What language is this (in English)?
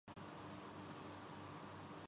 Urdu